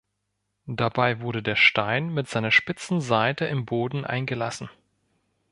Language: German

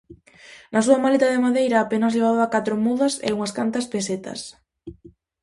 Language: Galician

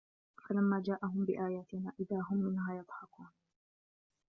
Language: Arabic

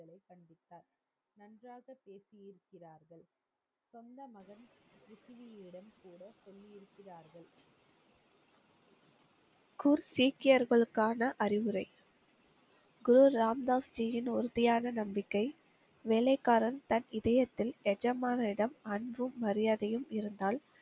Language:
Tamil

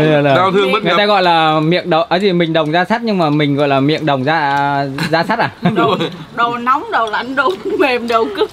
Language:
Vietnamese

